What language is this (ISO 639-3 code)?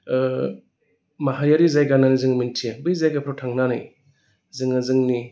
brx